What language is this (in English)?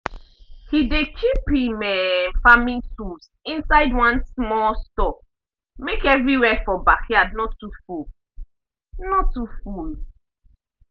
Nigerian Pidgin